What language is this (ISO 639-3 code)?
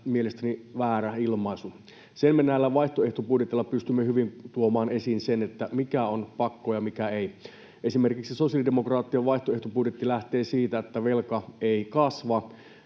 fin